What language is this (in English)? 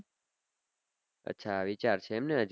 Gujarati